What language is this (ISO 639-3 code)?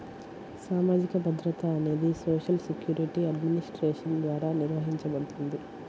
tel